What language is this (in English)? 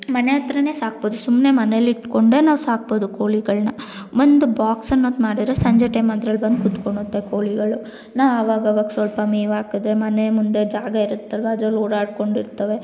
Kannada